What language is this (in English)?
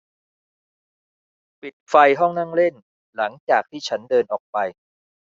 Thai